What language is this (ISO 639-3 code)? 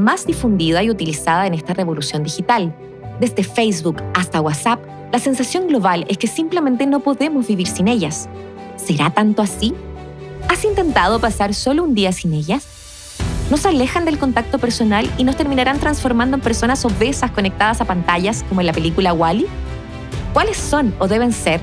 spa